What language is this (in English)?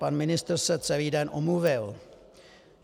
Czech